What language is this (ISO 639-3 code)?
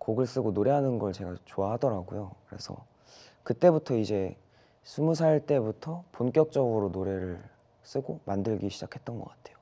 kor